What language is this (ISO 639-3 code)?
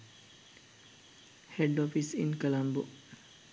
sin